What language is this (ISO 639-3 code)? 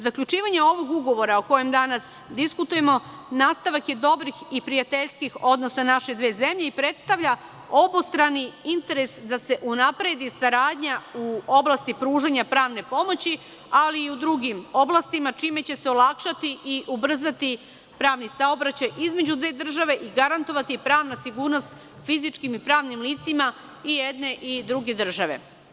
srp